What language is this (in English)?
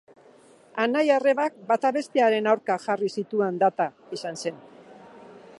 Basque